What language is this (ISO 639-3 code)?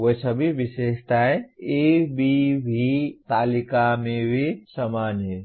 hin